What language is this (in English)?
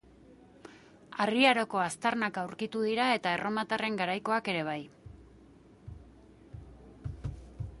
Basque